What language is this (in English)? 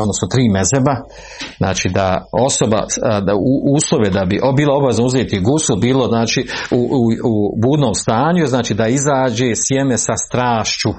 Croatian